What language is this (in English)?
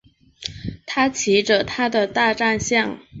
Chinese